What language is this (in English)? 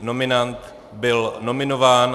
Czech